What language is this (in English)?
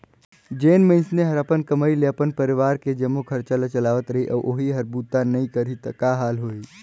Chhattisgarhi